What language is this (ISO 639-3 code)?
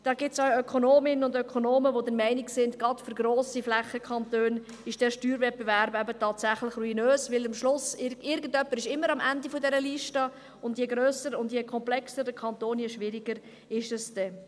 gsw